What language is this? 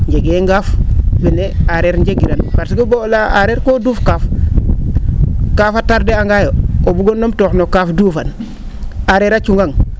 Serer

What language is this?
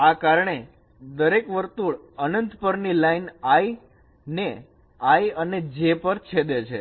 Gujarati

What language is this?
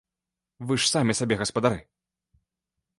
Belarusian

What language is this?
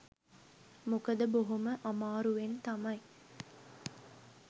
Sinhala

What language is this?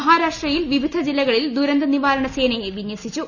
Malayalam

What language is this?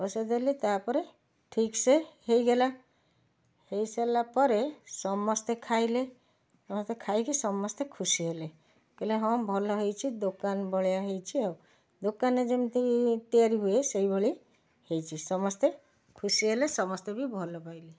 Odia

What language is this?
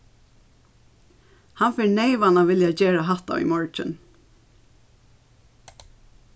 Faroese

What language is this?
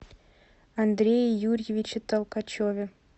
Russian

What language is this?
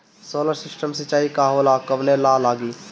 Bhojpuri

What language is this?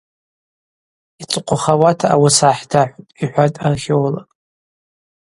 Abaza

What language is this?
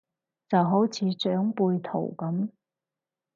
Cantonese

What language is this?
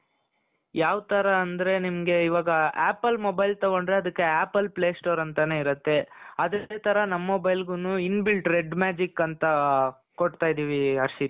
Kannada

